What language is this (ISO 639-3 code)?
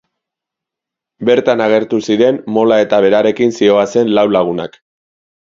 eus